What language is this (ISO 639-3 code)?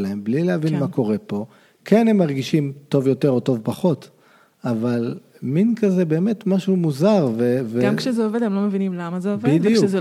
heb